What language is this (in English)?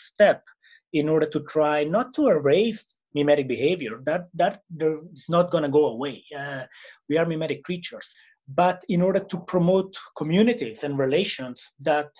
English